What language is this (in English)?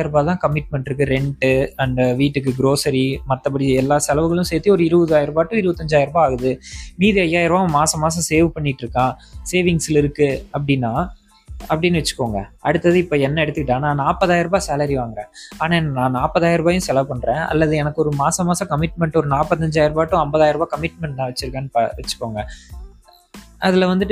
Tamil